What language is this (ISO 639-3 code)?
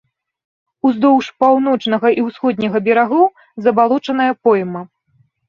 bel